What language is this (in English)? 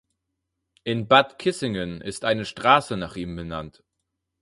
German